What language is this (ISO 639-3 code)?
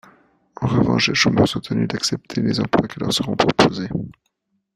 fra